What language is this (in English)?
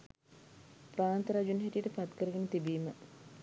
Sinhala